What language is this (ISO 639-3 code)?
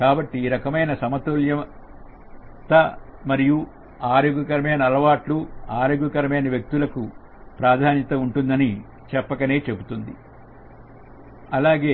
tel